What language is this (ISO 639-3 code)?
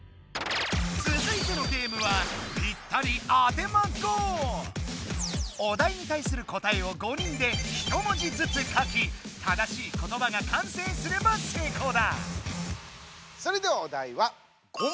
jpn